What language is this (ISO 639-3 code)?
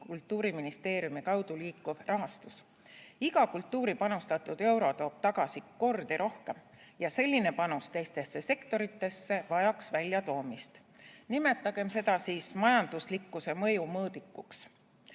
est